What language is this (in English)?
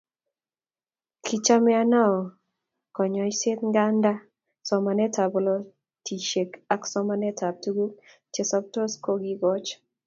Kalenjin